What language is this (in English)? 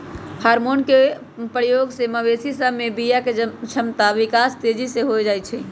Magahi